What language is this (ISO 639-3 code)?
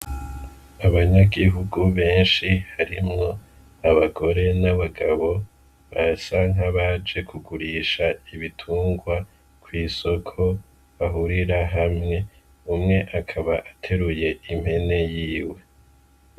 run